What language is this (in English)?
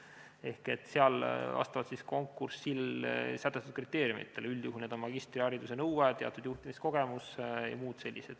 Estonian